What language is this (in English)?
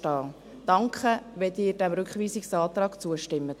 Swiss German